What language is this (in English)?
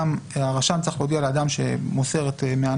Hebrew